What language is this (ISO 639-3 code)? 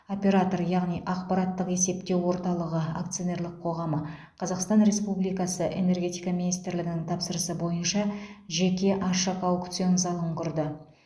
kaz